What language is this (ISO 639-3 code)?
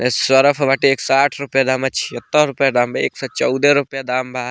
bho